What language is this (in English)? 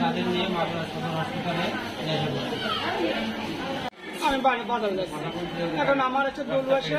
Turkish